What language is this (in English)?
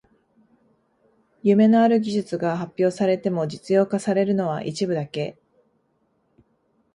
Japanese